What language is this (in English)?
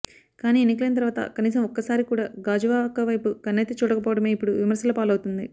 Telugu